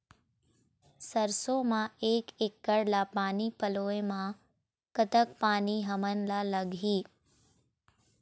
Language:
Chhattisgarhi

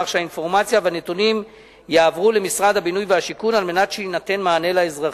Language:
Hebrew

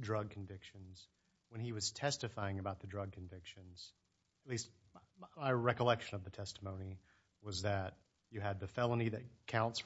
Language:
English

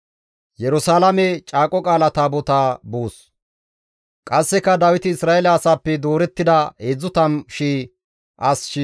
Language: Gamo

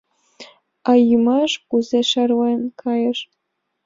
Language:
Mari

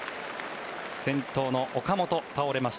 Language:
Japanese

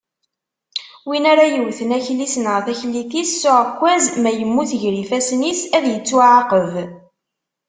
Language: Kabyle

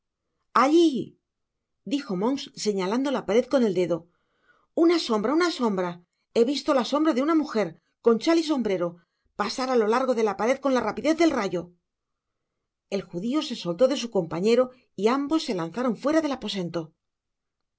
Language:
Spanish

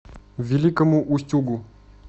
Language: Russian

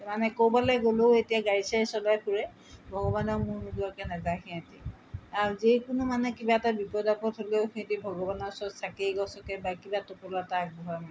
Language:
Assamese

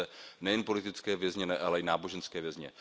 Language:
Czech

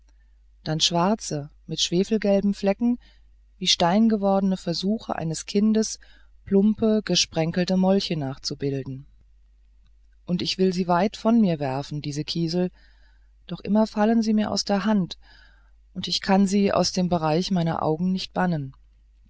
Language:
German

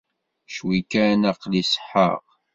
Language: Kabyle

